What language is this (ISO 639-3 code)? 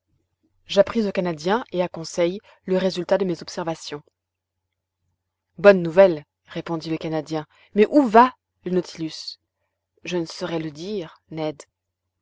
fra